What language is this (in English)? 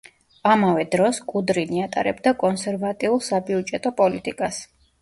Georgian